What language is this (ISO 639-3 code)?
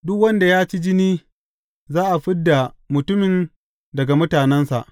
hau